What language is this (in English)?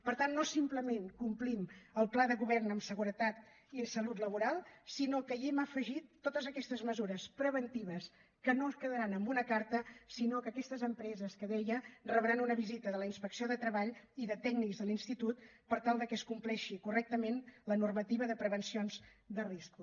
Catalan